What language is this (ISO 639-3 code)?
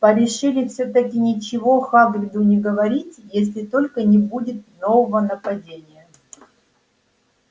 rus